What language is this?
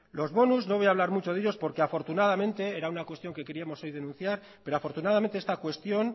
Spanish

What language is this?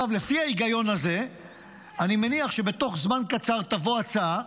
Hebrew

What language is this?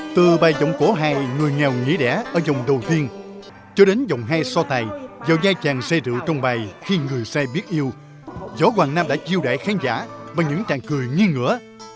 Vietnamese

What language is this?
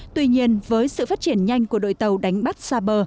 Vietnamese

